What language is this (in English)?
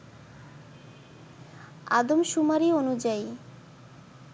Bangla